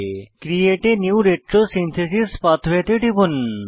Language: Bangla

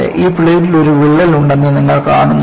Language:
Malayalam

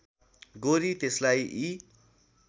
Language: Nepali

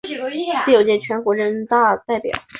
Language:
Chinese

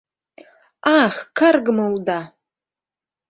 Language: Mari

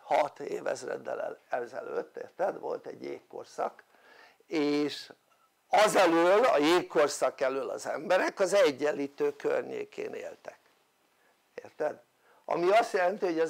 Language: Hungarian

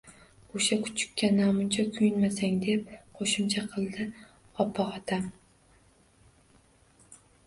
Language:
Uzbek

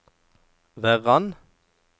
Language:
Norwegian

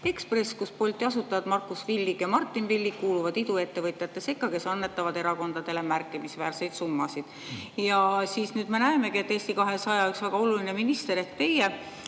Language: Estonian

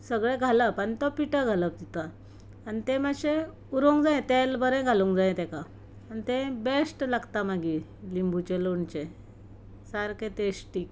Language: Konkani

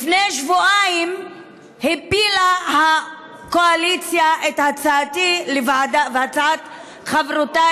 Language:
Hebrew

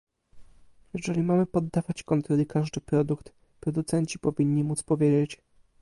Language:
Polish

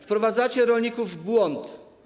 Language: Polish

